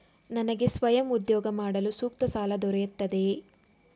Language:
Kannada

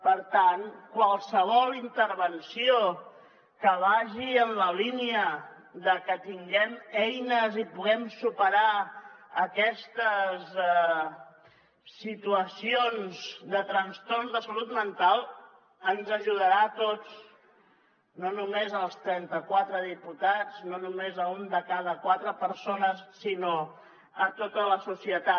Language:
Catalan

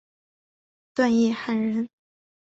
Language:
Chinese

